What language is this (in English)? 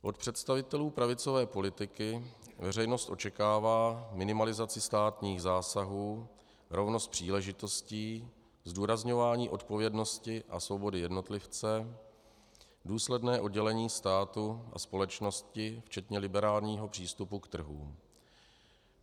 Czech